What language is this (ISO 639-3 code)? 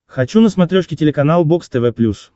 rus